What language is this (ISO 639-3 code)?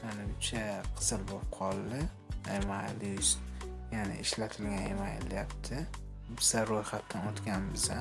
uzb